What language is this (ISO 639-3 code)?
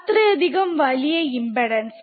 mal